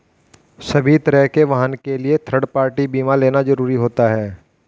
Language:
Hindi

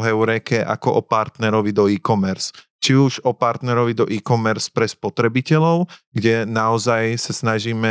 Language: Slovak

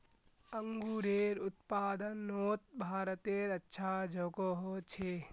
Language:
Magahi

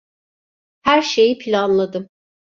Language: Turkish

